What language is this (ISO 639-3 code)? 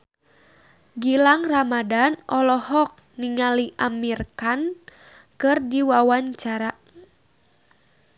sun